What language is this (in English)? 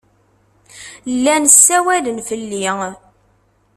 Kabyle